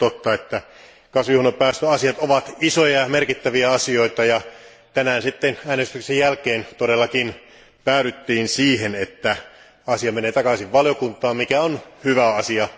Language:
Finnish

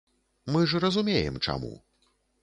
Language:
Belarusian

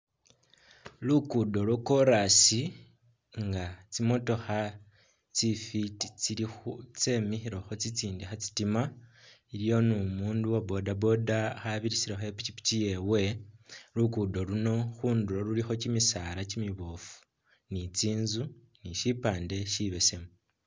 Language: Masaaba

